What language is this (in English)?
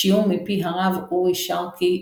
Hebrew